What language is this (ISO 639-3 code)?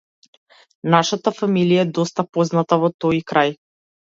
mkd